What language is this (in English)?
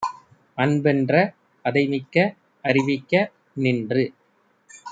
Tamil